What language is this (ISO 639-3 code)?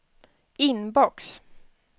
swe